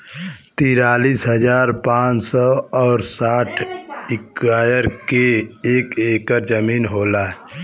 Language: Bhojpuri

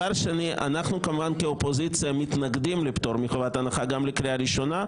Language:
Hebrew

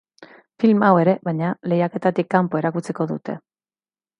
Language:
Basque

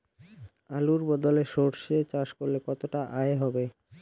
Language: Bangla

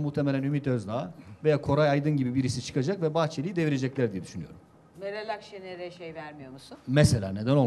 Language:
Turkish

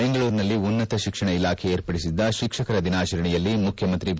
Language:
Kannada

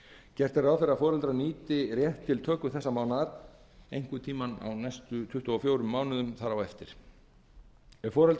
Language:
Icelandic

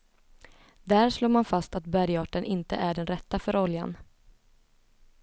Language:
Swedish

